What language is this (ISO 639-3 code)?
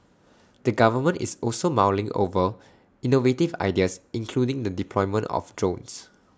eng